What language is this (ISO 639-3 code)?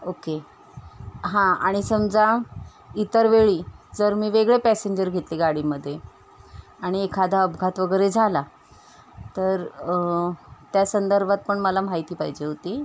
mar